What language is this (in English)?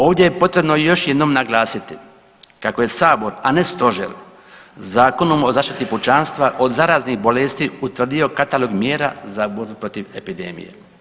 Croatian